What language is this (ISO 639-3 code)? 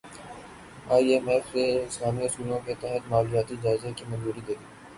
urd